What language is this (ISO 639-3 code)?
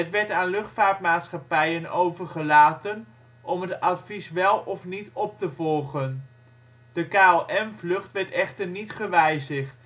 nld